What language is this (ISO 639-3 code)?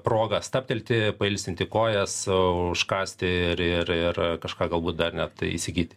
lit